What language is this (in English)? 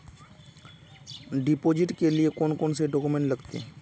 Magahi